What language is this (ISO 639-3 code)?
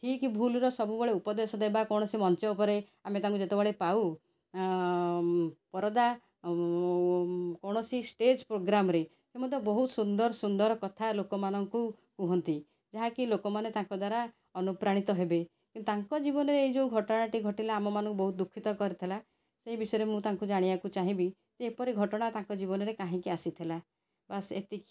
ori